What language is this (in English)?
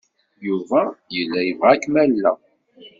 Kabyle